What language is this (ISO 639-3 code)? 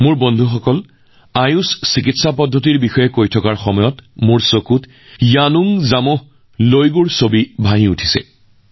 asm